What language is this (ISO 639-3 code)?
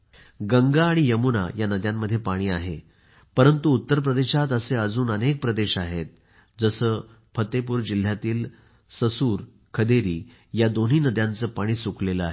mar